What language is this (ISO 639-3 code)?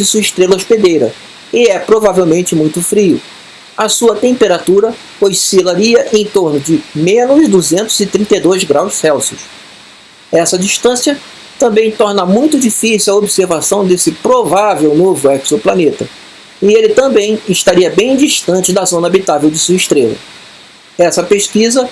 por